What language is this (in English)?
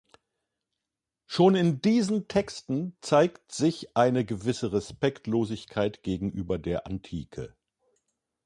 German